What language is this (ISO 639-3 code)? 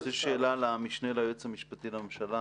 heb